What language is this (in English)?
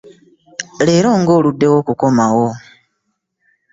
Ganda